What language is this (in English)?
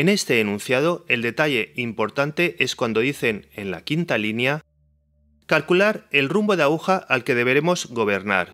Spanish